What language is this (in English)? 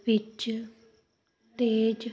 Punjabi